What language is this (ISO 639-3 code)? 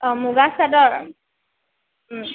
asm